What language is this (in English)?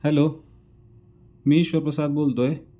Marathi